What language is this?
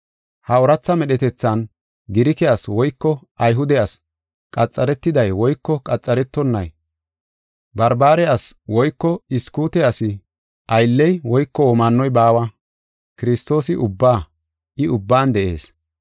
Gofa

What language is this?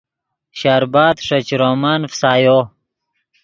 Yidgha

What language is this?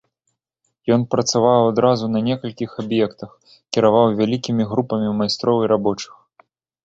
Belarusian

